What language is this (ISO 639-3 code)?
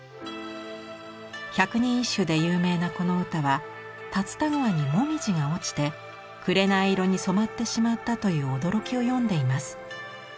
jpn